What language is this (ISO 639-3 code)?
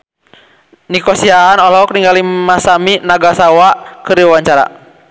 sun